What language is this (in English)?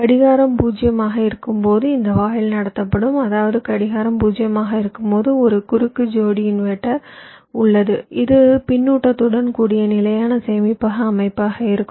Tamil